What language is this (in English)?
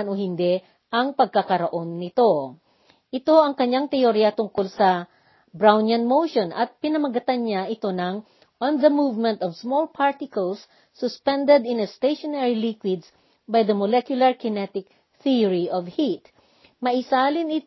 Filipino